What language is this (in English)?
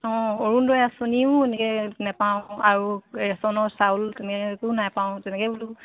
Assamese